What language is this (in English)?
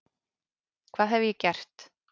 Icelandic